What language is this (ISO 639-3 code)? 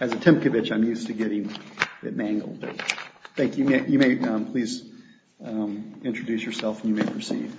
eng